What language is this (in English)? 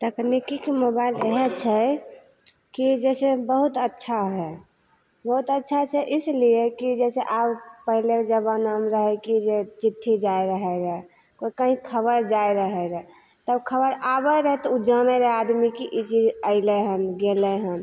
Maithili